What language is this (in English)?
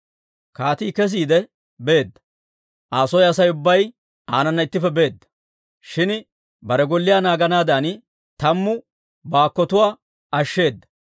Dawro